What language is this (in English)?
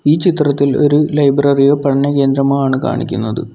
Malayalam